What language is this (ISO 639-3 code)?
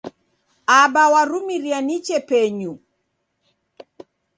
dav